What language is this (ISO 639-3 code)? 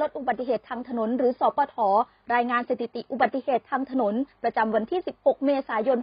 tha